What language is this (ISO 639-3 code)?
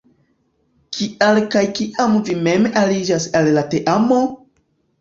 epo